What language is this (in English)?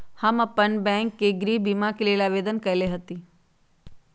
Magahi